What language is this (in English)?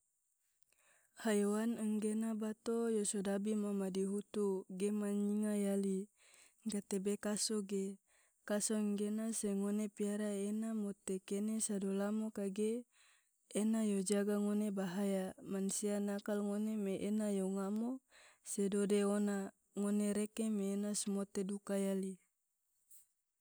Tidore